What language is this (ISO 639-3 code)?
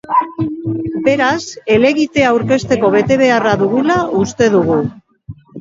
eus